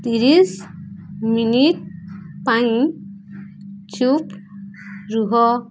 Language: Odia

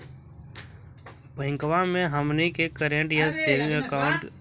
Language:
Magahi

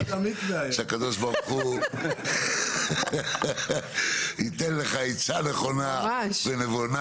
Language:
Hebrew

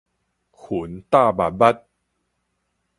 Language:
Min Nan Chinese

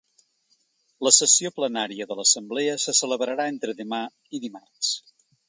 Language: Catalan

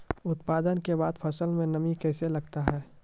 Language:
Maithili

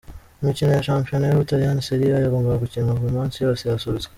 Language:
Kinyarwanda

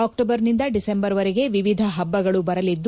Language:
Kannada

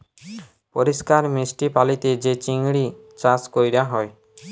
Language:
Bangla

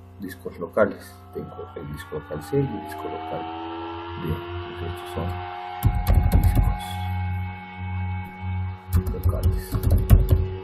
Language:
Spanish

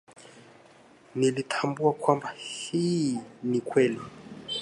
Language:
Swahili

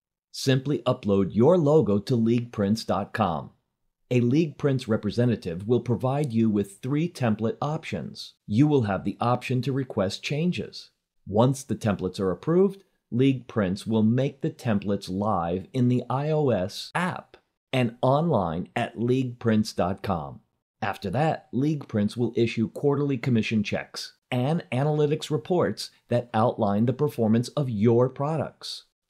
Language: English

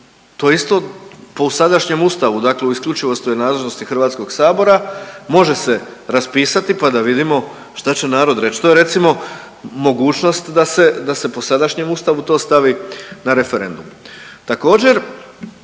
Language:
Croatian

